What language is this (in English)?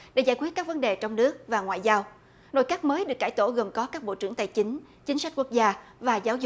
Vietnamese